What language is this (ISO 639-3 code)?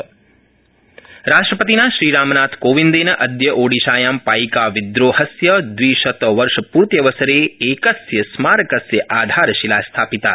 san